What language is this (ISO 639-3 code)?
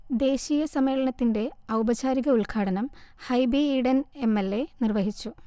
mal